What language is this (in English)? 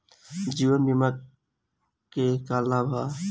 Bhojpuri